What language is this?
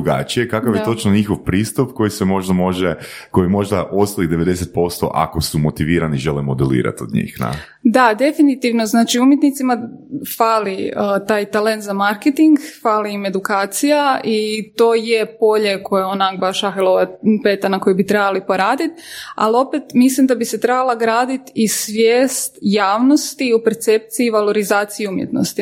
Croatian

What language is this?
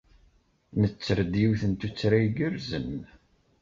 Kabyle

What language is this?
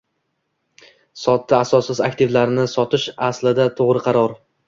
Uzbek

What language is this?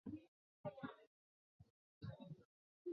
Chinese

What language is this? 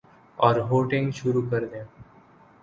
Urdu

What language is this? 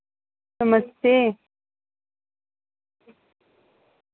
Dogri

